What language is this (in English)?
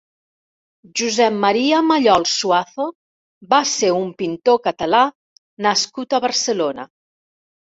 Catalan